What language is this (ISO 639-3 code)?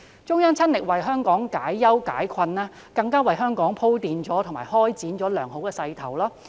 yue